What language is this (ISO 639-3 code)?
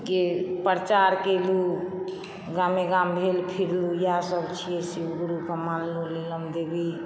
mai